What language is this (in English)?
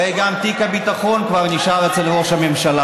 Hebrew